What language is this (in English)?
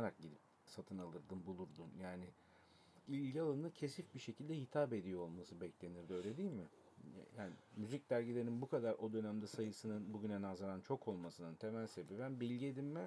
Turkish